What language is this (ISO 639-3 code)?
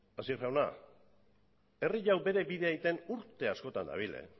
eus